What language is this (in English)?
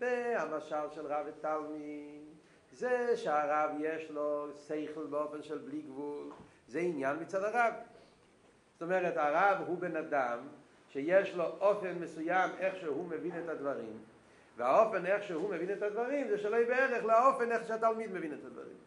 Hebrew